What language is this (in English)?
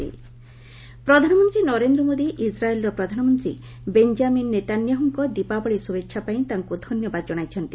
Odia